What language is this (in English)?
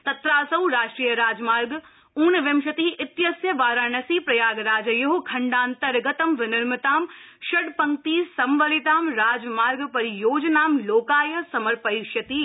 Sanskrit